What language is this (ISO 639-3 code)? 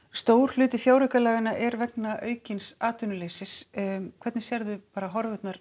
isl